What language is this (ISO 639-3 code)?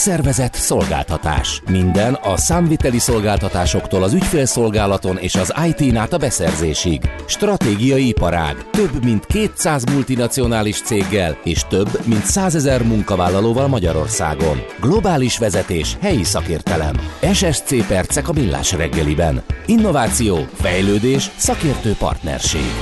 hun